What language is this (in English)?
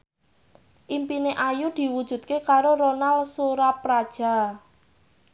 Javanese